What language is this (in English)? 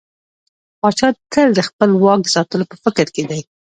Pashto